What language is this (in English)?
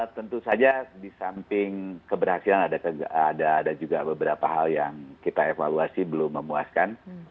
Indonesian